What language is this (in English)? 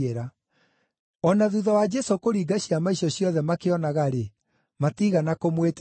Kikuyu